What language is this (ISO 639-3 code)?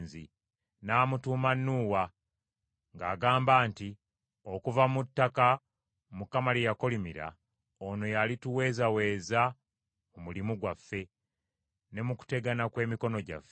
lug